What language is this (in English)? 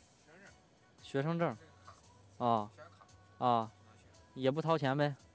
Chinese